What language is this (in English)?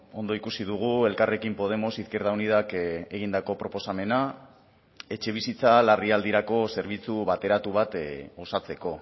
Basque